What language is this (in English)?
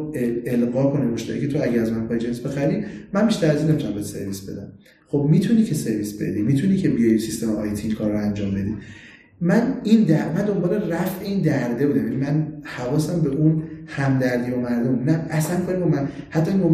Persian